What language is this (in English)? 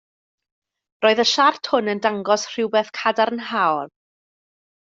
Welsh